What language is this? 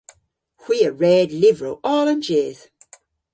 Cornish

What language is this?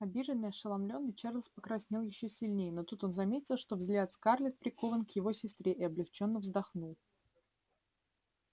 Russian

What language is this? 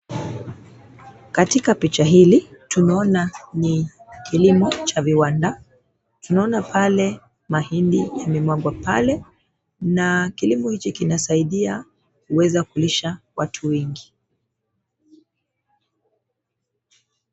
Swahili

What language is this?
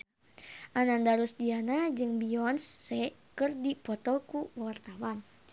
Sundanese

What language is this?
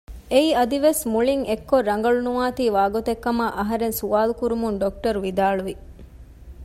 Divehi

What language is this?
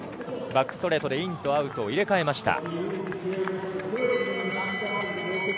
Japanese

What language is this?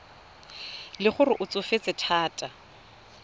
Tswana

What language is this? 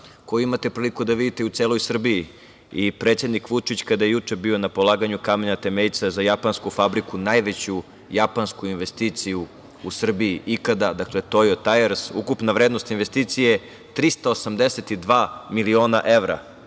Serbian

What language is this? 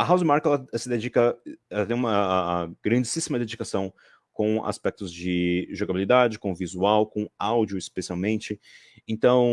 Portuguese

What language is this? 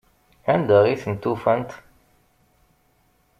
Kabyle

